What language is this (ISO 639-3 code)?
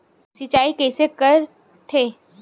hne